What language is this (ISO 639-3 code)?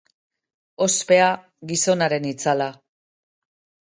eus